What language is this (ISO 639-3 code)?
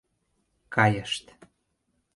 chm